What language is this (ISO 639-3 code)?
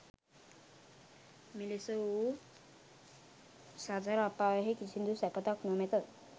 sin